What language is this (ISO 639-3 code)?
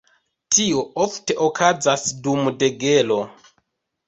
epo